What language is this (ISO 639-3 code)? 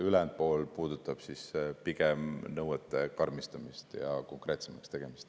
est